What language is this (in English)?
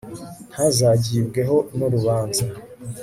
Kinyarwanda